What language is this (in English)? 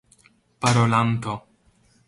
Esperanto